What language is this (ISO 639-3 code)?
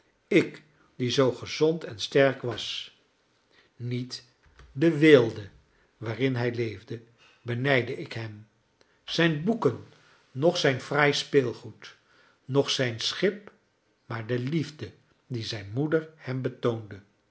nld